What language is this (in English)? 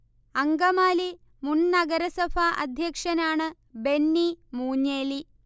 Malayalam